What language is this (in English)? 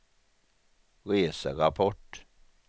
Swedish